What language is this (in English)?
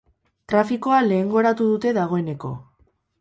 Basque